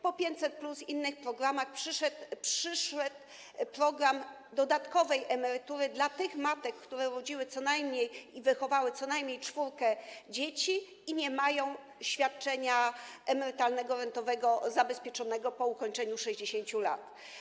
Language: Polish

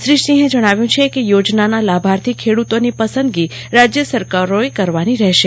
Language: Gujarati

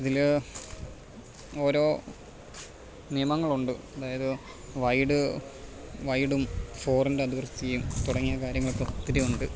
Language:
Malayalam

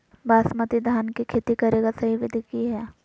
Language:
Magahi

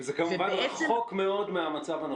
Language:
Hebrew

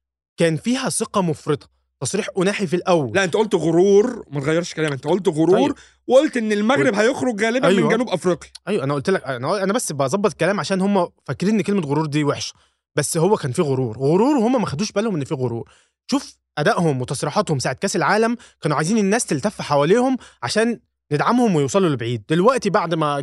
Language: Arabic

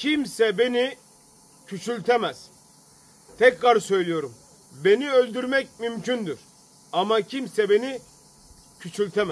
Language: Turkish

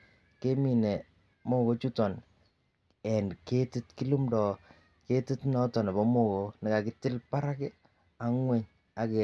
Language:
Kalenjin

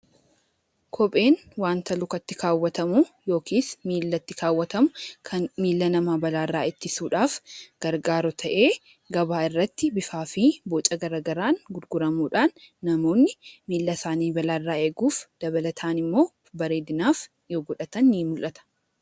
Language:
Oromo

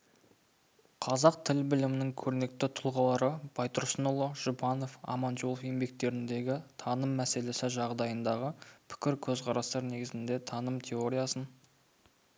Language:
Kazakh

